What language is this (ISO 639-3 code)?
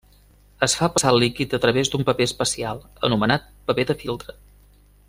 cat